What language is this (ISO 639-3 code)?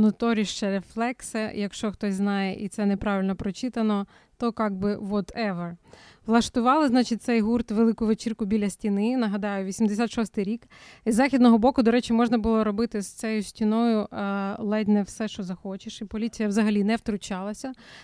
ukr